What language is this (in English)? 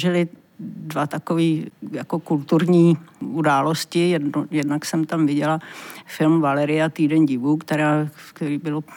Czech